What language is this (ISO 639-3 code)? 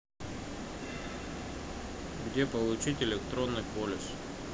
rus